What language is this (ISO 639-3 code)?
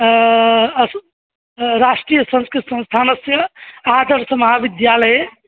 san